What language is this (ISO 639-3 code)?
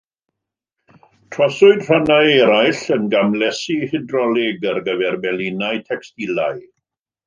cym